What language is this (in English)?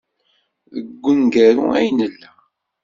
Kabyle